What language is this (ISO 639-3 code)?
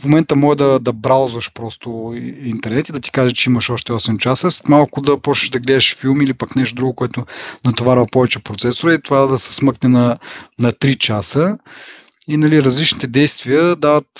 bul